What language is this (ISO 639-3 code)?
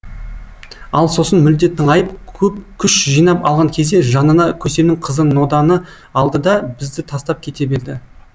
kaz